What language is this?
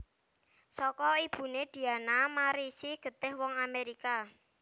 Javanese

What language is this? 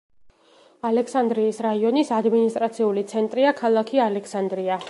Georgian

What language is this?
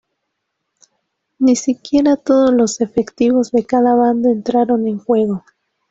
Spanish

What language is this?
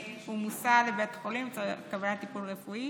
Hebrew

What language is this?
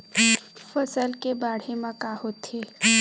Chhattisgarhi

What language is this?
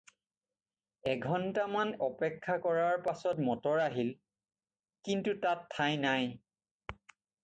Assamese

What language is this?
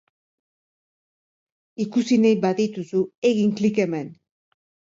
Basque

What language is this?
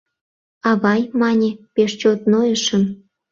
Mari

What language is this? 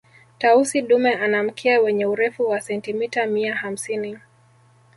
Swahili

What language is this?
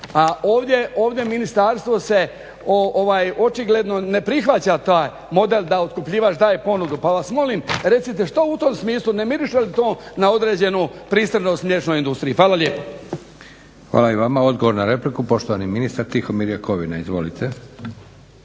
Croatian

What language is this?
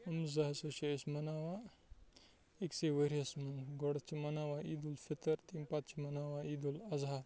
Kashmiri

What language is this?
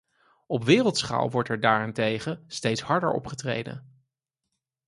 Dutch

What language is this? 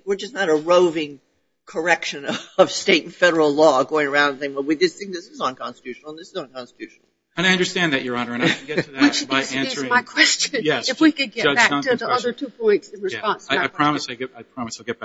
English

